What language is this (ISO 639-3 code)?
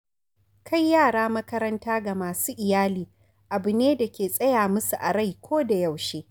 hau